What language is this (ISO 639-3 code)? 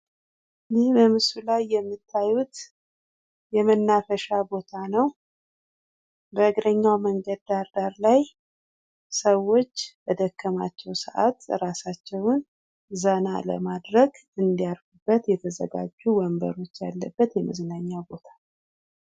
amh